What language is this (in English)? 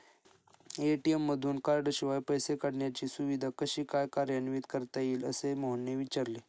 Marathi